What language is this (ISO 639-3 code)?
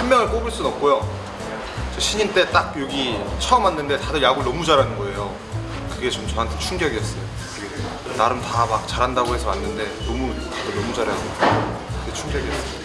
kor